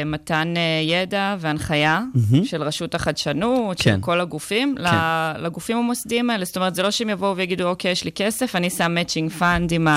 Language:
Hebrew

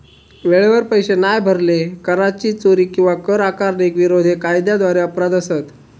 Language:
Marathi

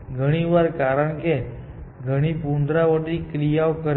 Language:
Gujarati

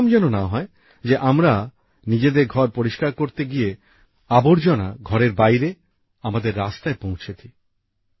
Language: Bangla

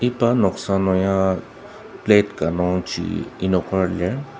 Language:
Ao Naga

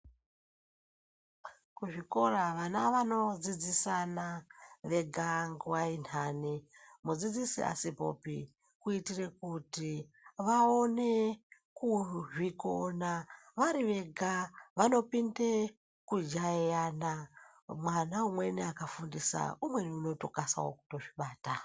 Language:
Ndau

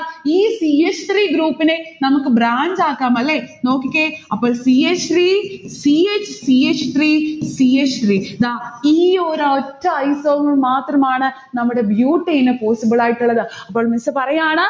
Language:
Malayalam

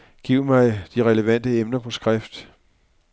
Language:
Danish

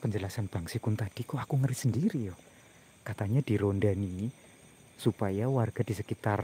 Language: Indonesian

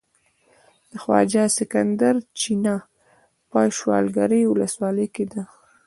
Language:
Pashto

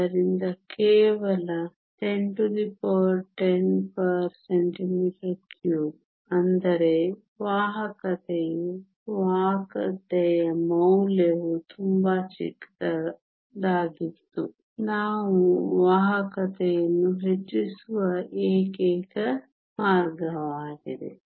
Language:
Kannada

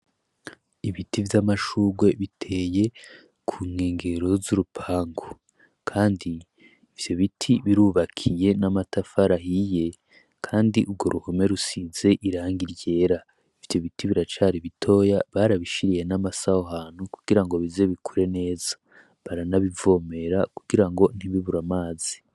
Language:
Rundi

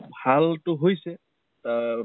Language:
Assamese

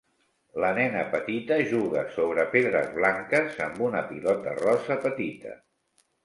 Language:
Catalan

